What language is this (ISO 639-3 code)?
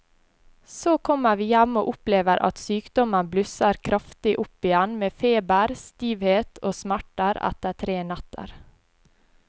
nor